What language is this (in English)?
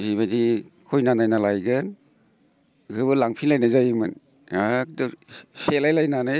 Bodo